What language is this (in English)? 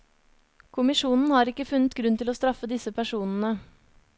Norwegian